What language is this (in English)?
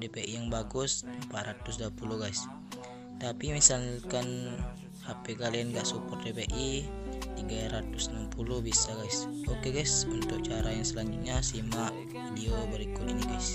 Indonesian